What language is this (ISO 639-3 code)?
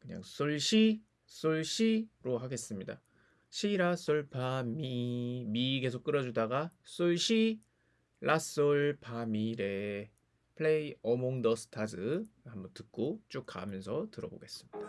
kor